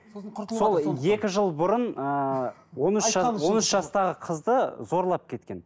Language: Kazakh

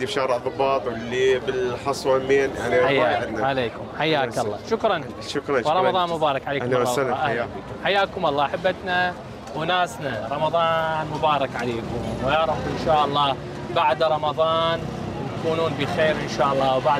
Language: Arabic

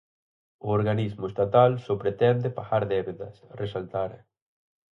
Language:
Galician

